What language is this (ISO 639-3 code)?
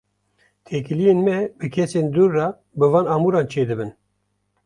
kur